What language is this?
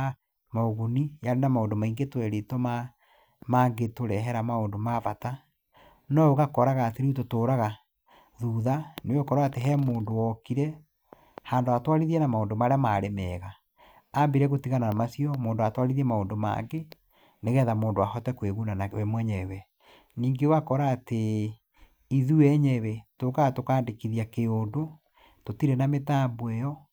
Kikuyu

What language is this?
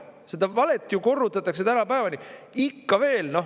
Estonian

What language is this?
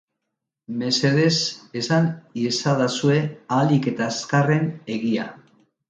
Basque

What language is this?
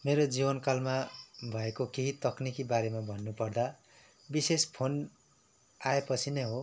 Nepali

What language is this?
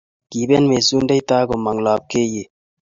Kalenjin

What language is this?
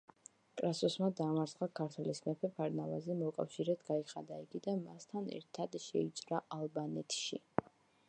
Georgian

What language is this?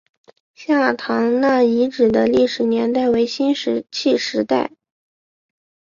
Chinese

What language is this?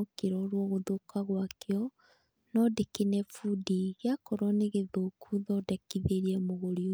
Kikuyu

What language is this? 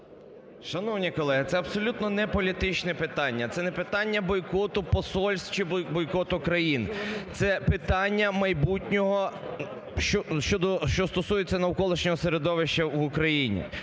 Ukrainian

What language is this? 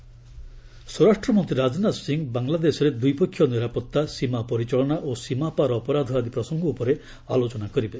Odia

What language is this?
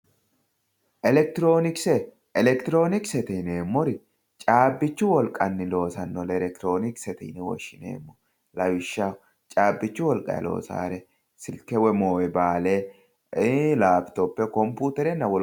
Sidamo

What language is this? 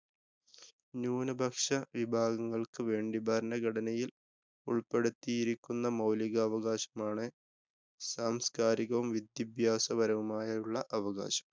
Malayalam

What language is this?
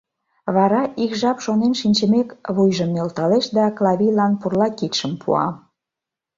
Mari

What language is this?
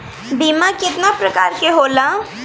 Bhojpuri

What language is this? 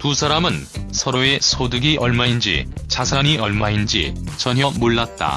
Korean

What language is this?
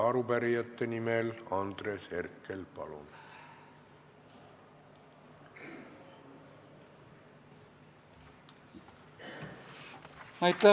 Estonian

